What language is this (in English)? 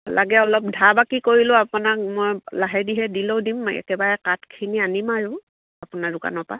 Assamese